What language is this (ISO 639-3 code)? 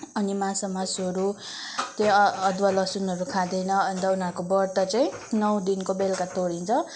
nep